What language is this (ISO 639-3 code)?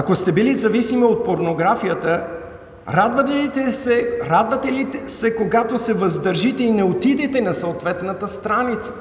bul